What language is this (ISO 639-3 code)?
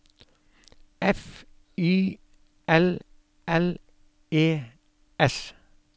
nor